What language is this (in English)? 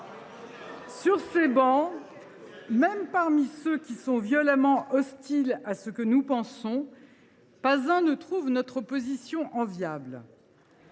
French